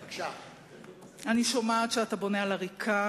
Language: Hebrew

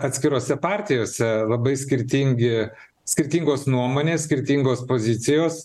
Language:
Lithuanian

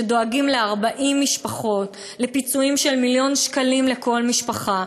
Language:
Hebrew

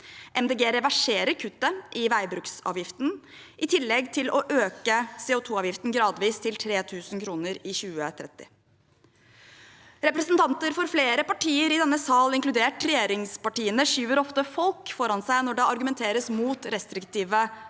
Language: Norwegian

